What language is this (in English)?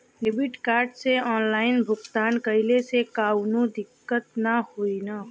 Bhojpuri